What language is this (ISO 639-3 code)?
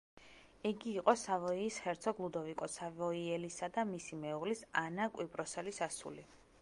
kat